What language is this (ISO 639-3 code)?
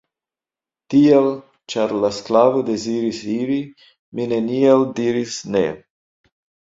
epo